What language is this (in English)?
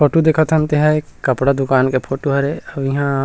Chhattisgarhi